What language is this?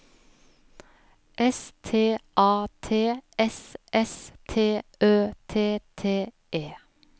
Norwegian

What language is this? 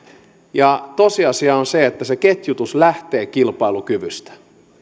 Finnish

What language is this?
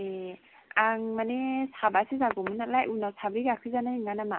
Bodo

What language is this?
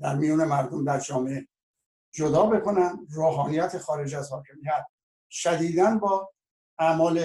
Persian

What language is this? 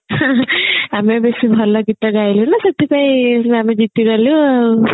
Odia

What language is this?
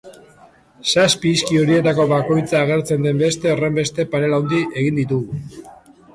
Basque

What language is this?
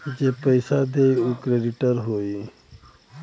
Bhojpuri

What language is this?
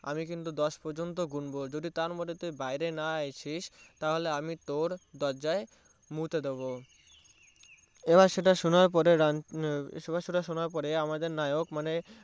Bangla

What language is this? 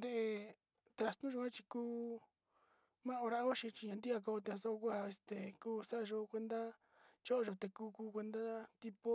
Sinicahua Mixtec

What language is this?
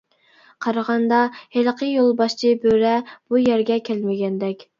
Uyghur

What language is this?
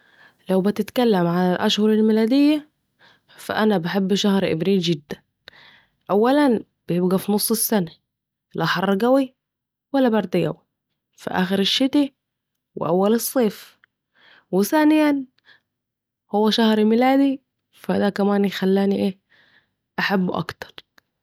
Saidi Arabic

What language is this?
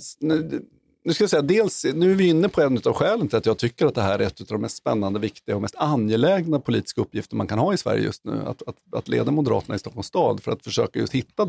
Swedish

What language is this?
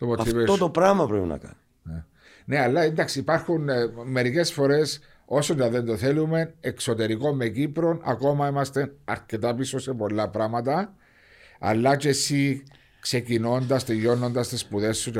Greek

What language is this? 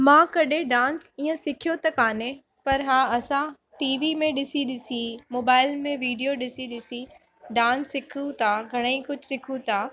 Sindhi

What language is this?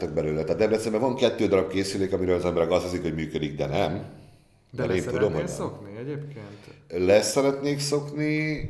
Hungarian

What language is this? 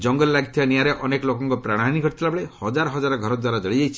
Odia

